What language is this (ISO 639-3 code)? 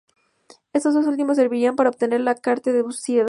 spa